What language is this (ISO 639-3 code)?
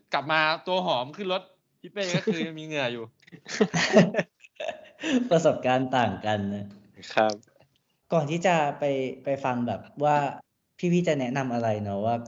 tha